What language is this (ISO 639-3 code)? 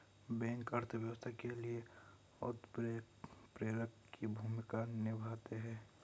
hin